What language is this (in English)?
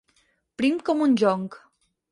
Catalan